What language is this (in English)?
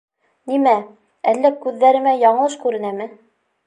Bashkir